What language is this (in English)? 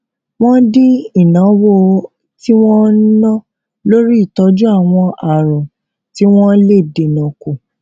Yoruba